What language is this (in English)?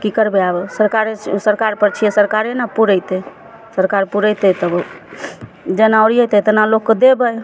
Maithili